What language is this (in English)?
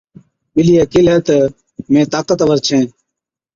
Od